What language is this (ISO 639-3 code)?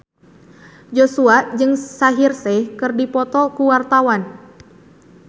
sun